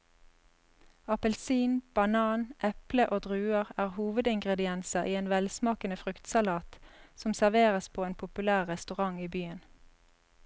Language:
Norwegian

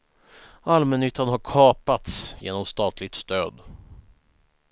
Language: Swedish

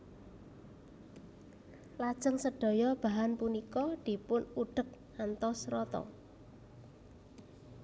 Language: Javanese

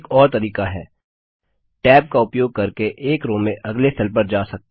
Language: Hindi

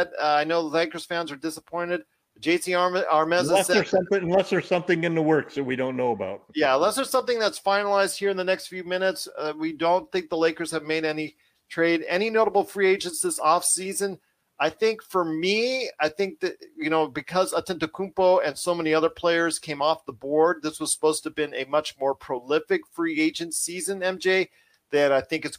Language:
English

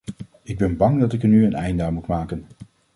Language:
Dutch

